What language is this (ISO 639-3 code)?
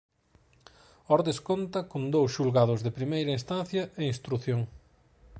glg